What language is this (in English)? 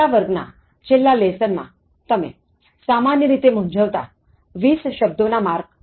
Gujarati